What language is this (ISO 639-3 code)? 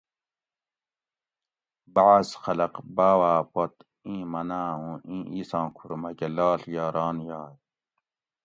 gwc